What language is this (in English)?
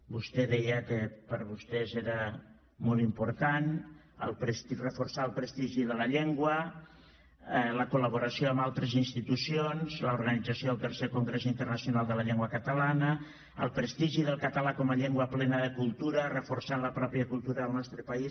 Catalan